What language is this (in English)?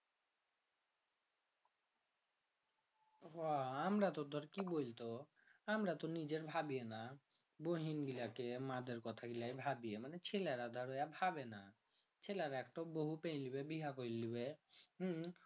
Bangla